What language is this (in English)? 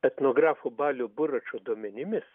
Lithuanian